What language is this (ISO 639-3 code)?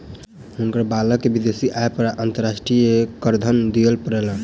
mai